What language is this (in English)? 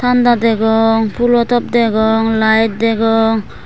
Chakma